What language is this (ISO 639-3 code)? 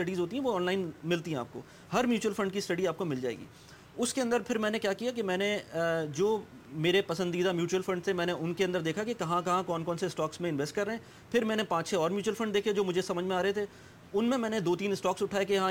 urd